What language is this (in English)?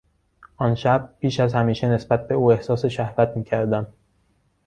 Persian